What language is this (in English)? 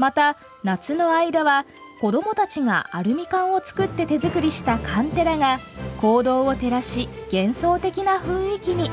Japanese